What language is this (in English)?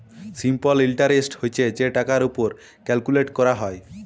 Bangla